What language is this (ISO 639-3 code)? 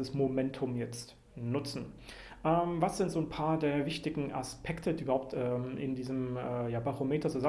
deu